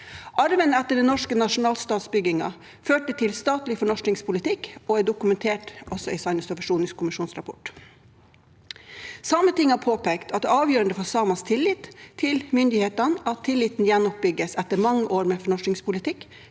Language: Norwegian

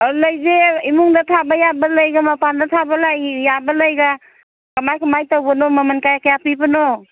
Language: Manipuri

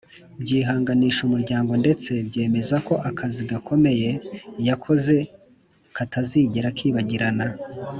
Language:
Kinyarwanda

